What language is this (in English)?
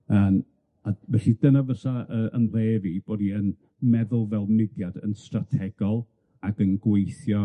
Welsh